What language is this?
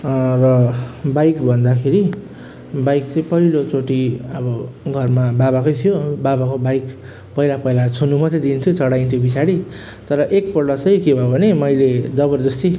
Nepali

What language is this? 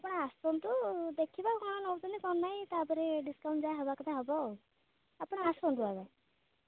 Odia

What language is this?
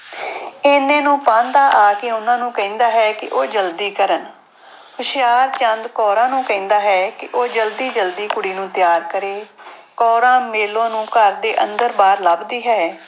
Punjabi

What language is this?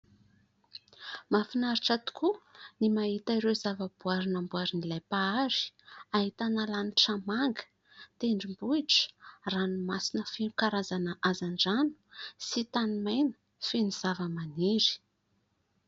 Malagasy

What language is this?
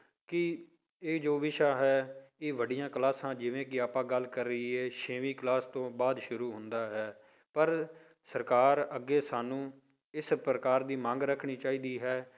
Punjabi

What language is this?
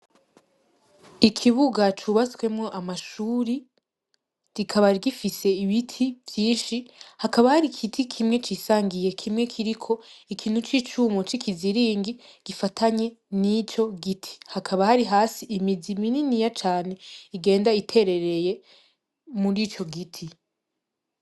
Rundi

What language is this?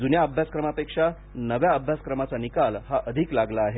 Marathi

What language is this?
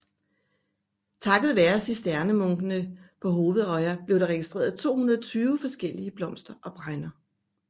Danish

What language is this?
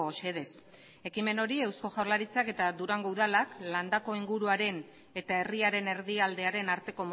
Basque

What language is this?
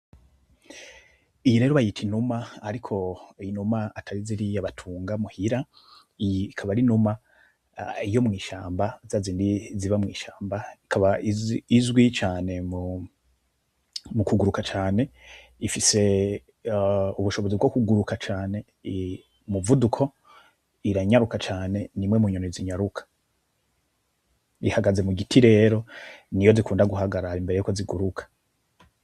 Rundi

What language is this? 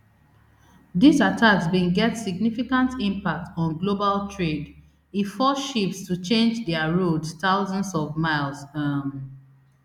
Nigerian Pidgin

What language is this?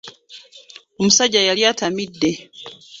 Ganda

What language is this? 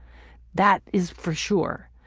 English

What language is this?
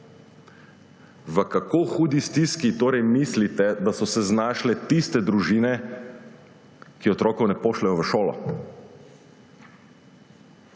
Slovenian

